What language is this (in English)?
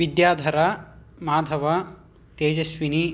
Sanskrit